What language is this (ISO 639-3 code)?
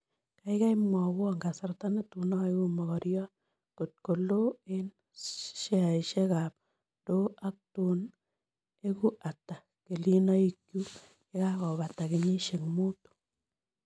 kln